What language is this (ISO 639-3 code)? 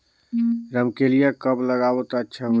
hne